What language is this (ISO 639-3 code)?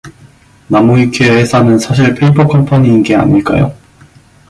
kor